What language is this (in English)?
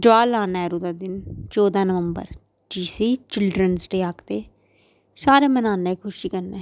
Dogri